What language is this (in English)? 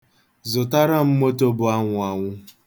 Igbo